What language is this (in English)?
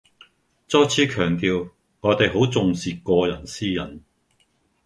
Cantonese